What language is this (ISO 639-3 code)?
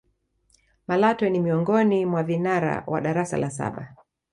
swa